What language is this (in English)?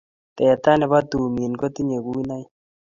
Kalenjin